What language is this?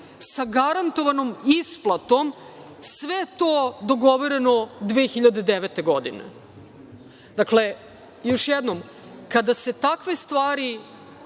Serbian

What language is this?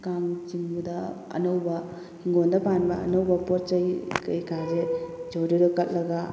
Manipuri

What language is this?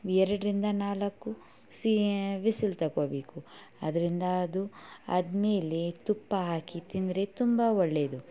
Kannada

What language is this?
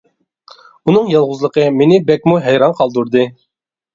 Uyghur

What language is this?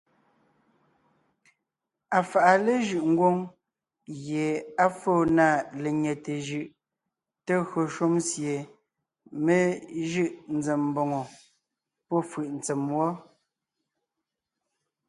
Ngiemboon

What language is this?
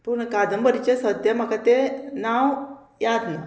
Konkani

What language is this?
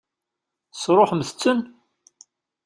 Kabyle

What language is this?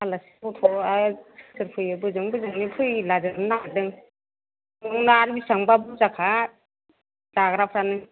Bodo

